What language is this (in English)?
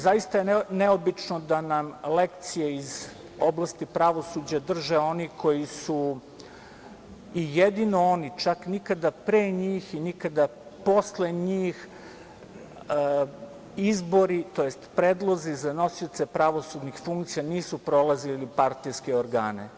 Serbian